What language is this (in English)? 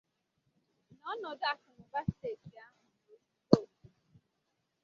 Igbo